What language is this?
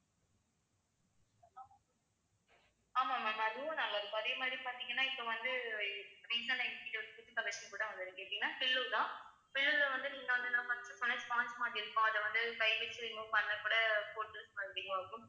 Tamil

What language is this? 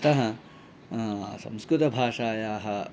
Sanskrit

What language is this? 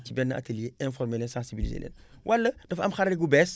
Wolof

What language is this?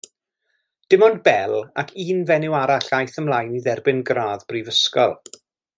Welsh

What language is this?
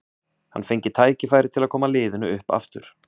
Icelandic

